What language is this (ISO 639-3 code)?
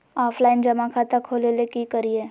mag